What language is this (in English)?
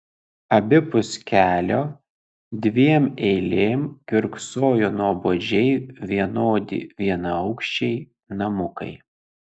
Lithuanian